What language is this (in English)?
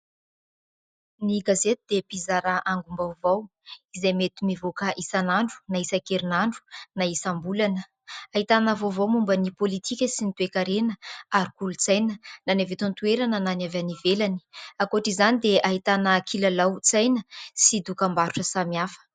Malagasy